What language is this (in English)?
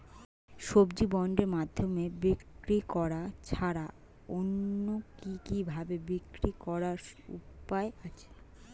Bangla